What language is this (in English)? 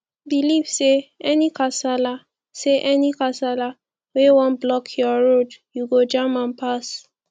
Nigerian Pidgin